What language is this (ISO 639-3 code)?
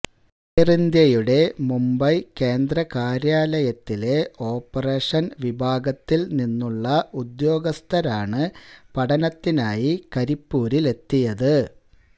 mal